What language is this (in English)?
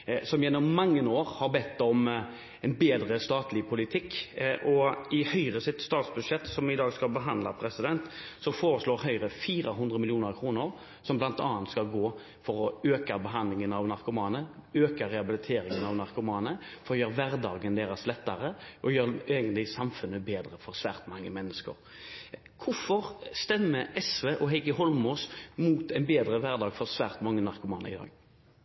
Norwegian Bokmål